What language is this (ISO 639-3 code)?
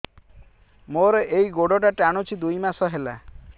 ori